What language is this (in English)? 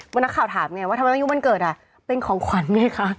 Thai